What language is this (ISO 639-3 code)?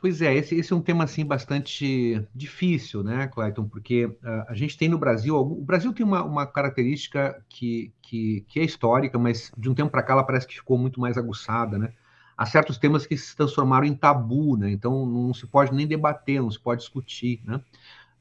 por